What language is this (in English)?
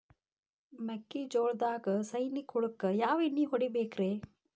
Kannada